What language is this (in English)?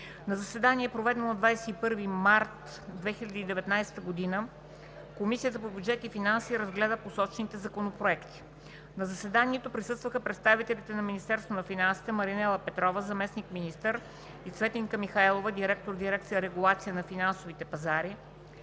Bulgarian